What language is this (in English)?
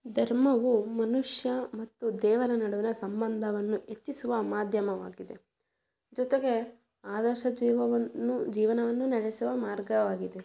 Kannada